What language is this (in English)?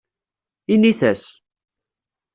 Kabyle